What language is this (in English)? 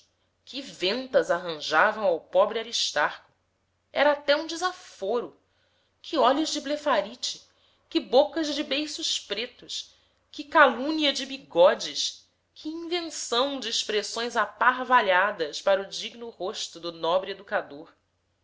Portuguese